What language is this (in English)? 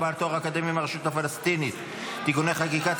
Hebrew